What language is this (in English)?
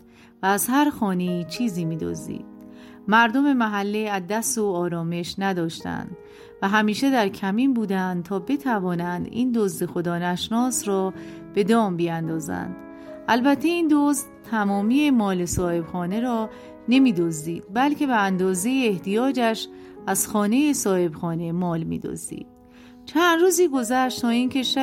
Persian